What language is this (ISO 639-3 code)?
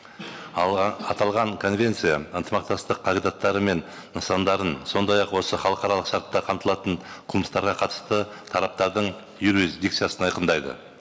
kaz